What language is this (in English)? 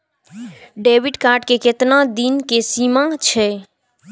Maithili